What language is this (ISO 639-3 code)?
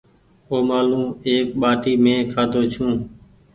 gig